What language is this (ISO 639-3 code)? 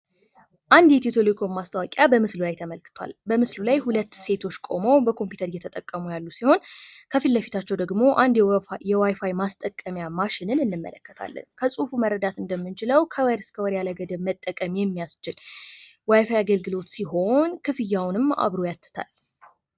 amh